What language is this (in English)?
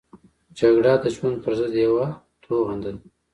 Pashto